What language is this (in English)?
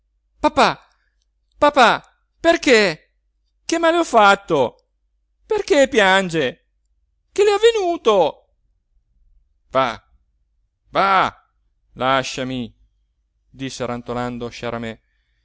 Italian